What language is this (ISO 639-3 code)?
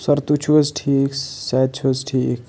kas